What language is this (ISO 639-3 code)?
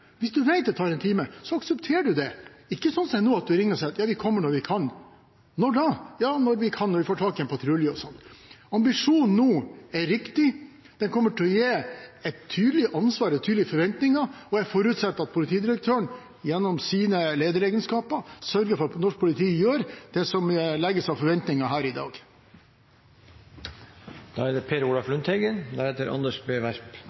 nob